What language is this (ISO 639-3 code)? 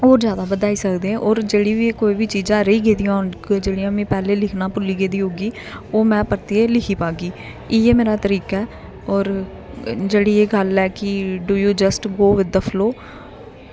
doi